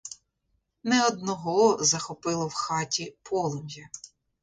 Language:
Ukrainian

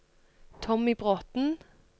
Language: Norwegian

